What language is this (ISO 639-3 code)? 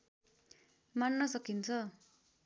nep